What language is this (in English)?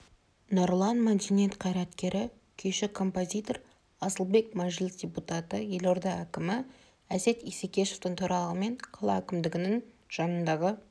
Kazakh